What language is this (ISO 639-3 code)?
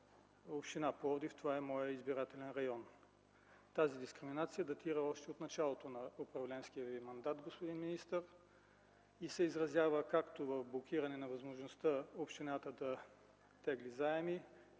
bul